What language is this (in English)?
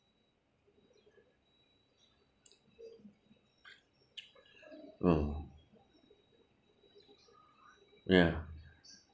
English